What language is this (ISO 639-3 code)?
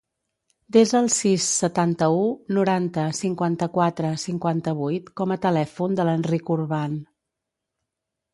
cat